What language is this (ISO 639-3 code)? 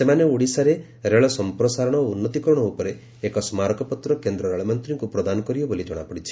ori